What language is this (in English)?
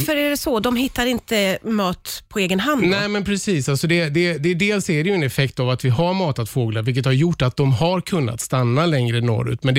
Swedish